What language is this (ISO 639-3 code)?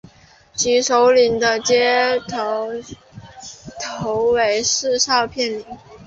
zho